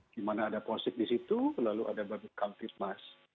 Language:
Indonesian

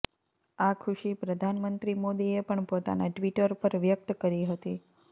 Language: Gujarati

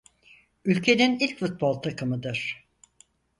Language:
Turkish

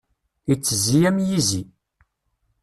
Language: Kabyle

